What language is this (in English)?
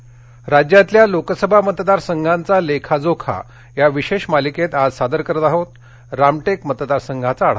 Marathi